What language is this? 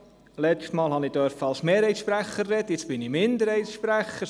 Swiss German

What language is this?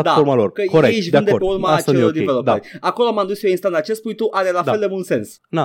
Romanian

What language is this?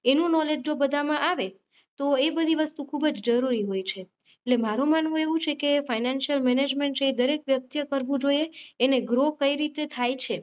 Gujarati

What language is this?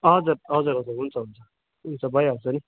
Nepali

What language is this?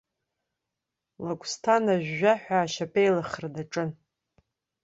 Abkhazian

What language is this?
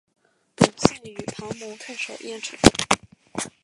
Chinese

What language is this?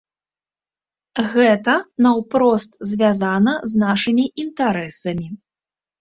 Belarusian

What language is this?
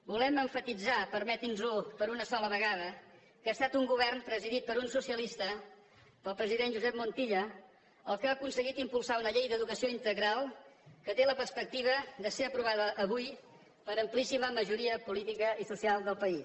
Catalan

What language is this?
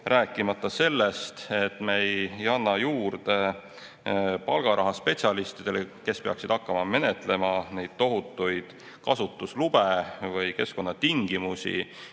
Estonian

